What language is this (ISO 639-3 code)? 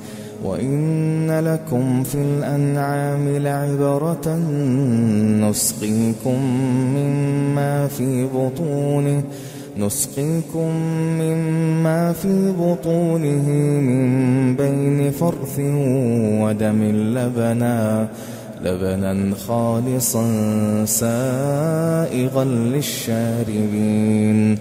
ara